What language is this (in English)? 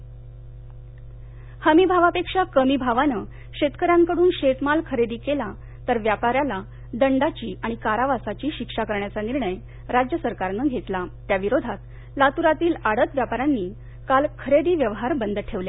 Marathi